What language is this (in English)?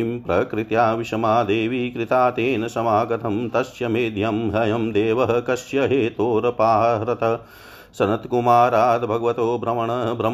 Hindi